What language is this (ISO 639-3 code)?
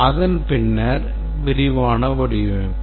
tam